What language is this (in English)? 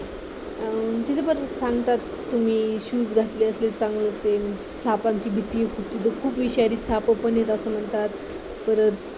Marathi